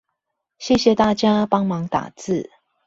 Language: Chinese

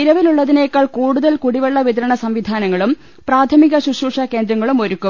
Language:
Malayalam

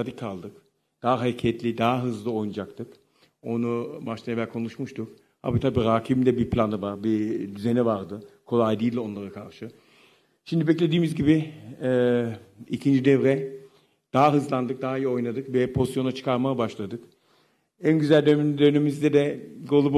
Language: Turkish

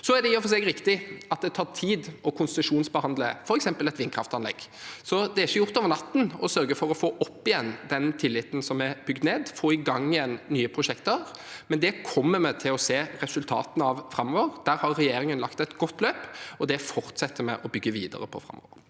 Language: Norwegian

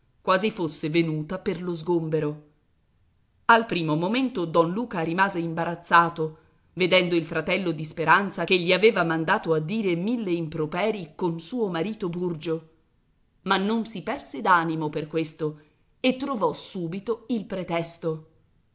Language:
Italian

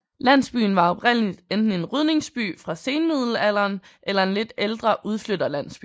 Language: Danish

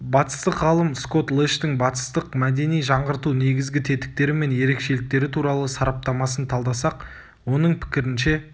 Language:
Kazakh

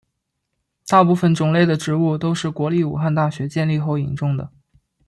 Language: Chinese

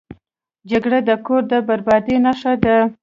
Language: Pashto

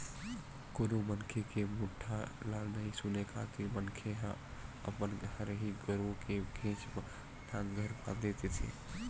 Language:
Chhattisgarhi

